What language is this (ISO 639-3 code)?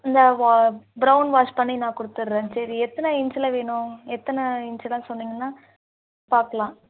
tam